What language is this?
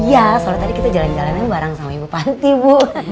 Indonesian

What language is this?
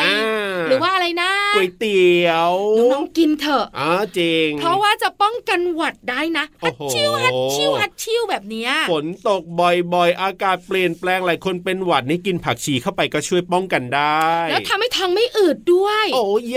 Thai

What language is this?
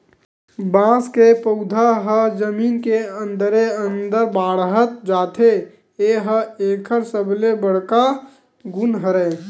Chhattisgarhi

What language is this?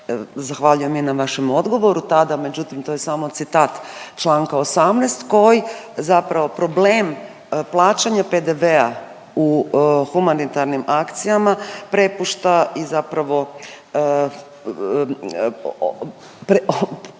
Croatian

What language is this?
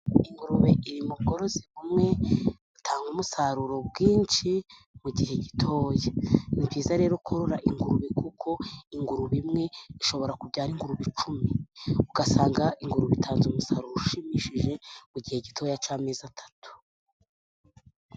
Kinyarwanda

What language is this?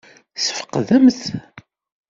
Kabyle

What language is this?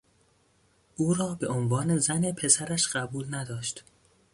Persian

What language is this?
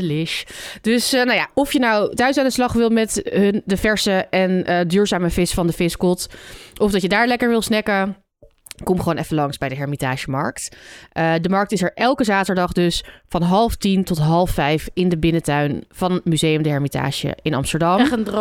Dutch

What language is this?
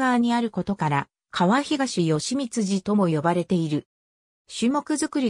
Japanese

